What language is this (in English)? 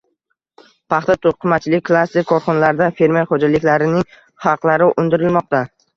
Uzbek